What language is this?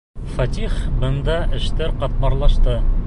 Bashkir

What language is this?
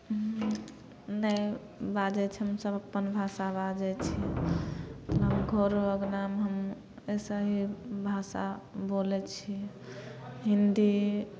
Maithili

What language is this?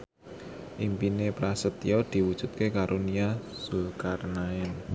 Javanese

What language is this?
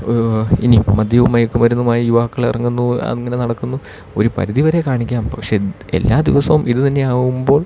Malayalam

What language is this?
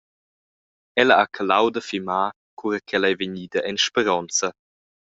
Romansh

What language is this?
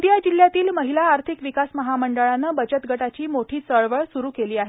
Marathi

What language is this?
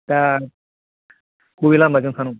Bodo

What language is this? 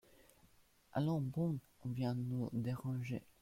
French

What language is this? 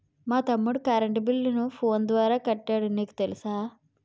Telugu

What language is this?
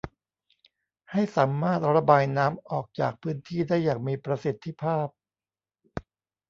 Thai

